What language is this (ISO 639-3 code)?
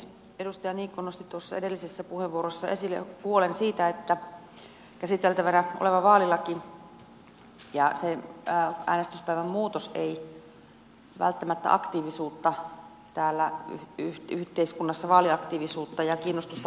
fin